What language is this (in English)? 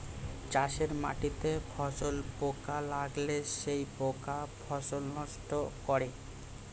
Bangla